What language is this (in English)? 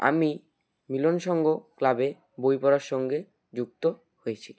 Bangla